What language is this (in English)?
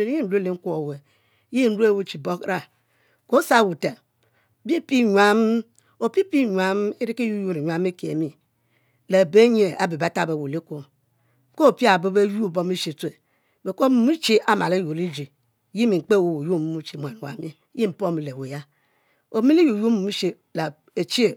Mbe